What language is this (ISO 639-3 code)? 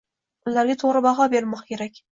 uzb